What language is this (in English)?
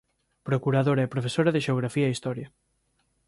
Galician